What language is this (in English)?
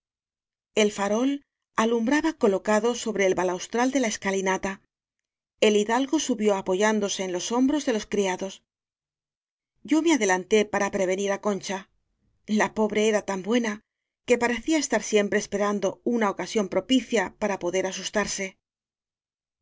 Spanish